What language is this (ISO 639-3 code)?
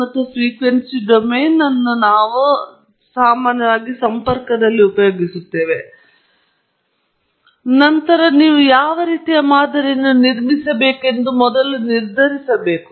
kan